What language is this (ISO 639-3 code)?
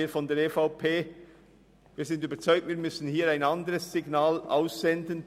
gsw